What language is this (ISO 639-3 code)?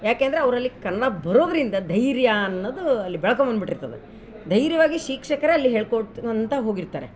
kan